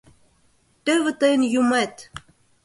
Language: Mari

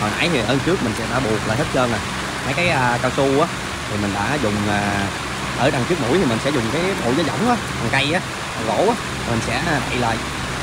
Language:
Vietnamese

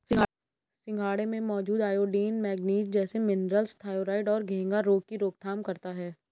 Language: Hindi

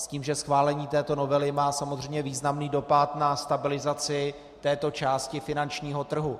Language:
Czech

